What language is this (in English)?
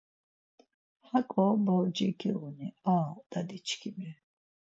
Laz